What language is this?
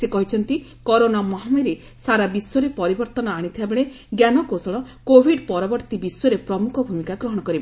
Odia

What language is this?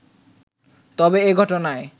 Bangla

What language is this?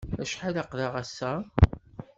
Kabyle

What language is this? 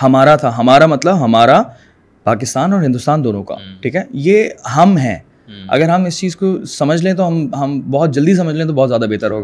Urdu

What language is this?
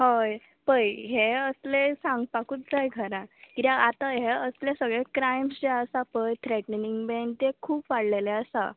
Konkani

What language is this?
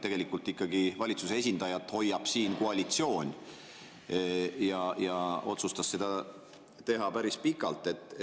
Estonian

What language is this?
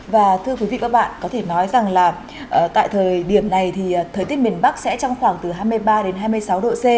Vietnamese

